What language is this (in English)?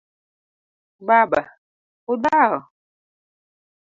Luo (Kenya and Tanzania)